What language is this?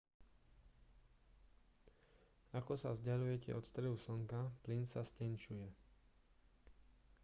Slovak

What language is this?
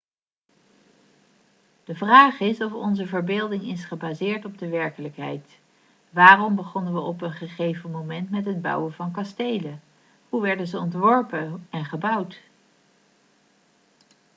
Dutch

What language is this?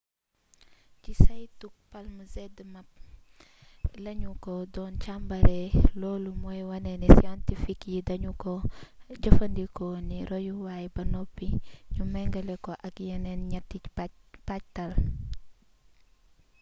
Wolof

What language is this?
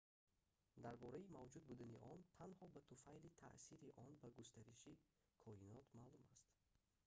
Tajik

